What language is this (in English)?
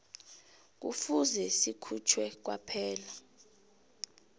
South Ndebele